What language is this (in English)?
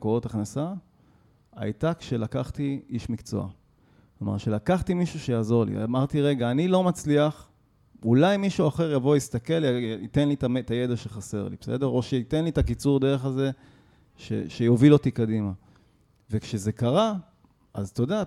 Hebrew